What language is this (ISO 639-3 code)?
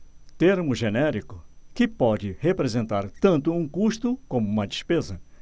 por